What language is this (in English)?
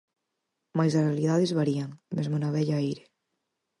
Galician